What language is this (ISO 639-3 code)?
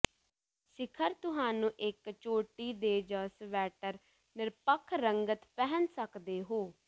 pan